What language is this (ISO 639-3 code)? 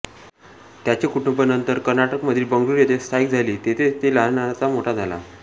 mar